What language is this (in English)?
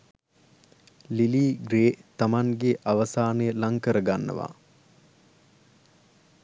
Sinhala